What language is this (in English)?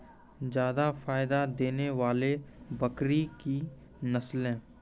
Maithili